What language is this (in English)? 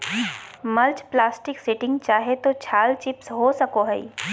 Magahi